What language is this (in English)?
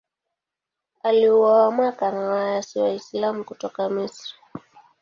Swahili